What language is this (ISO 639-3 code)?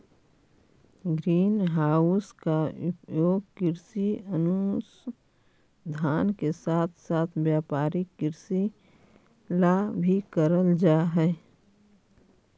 mag